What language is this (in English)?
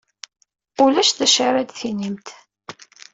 Kabyle